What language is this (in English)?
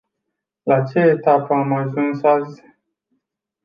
Romanian